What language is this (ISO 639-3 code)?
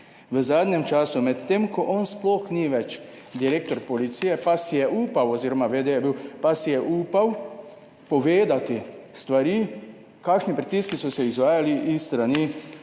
slv